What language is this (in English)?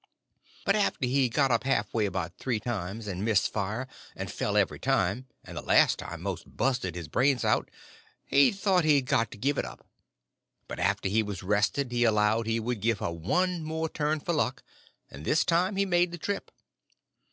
English